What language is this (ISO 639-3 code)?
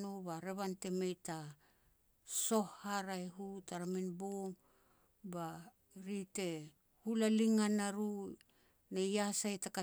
pex